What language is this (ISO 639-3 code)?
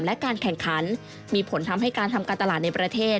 tha